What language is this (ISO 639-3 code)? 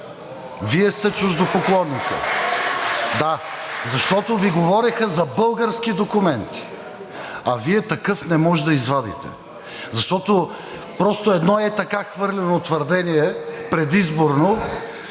bul